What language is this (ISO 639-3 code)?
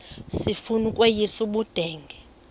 xho